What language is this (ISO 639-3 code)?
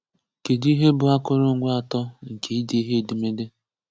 ibo